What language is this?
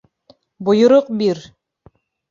Bashkir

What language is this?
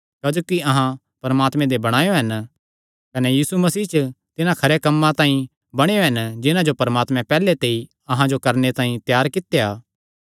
Kangri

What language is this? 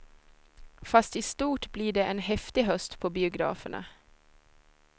Swedish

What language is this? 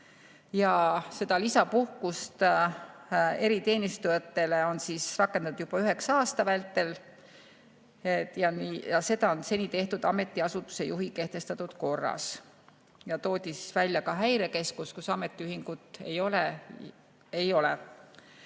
Estonian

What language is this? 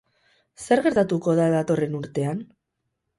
Basque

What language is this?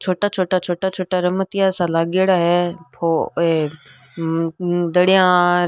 Rajasthani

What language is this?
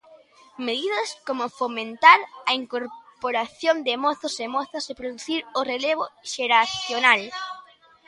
Galician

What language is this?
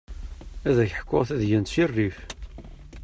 Kabyle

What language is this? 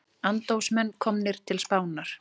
Icelandic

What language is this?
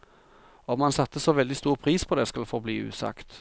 Norwegian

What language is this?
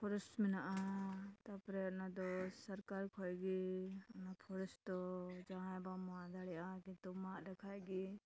Santali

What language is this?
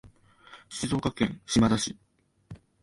Japanese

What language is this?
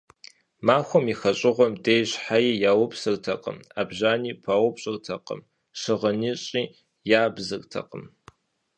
Kabardian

